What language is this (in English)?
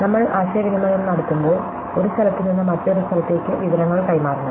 Malayalam